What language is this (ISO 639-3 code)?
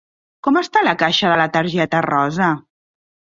cat